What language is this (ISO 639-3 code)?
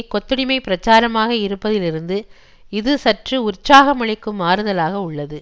tam